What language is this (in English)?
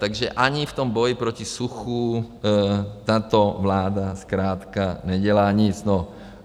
Czech